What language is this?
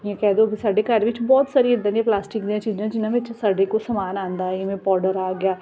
Punjabi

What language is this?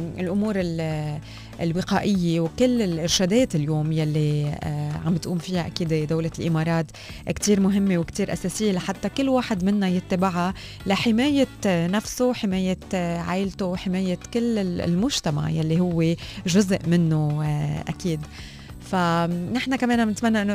Arabic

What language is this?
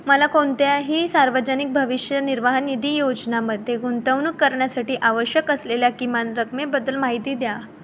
Marathi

